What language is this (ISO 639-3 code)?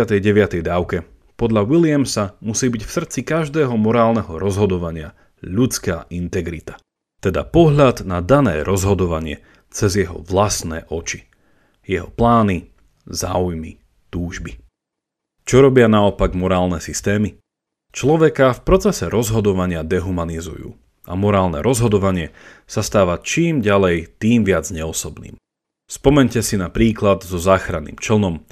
slk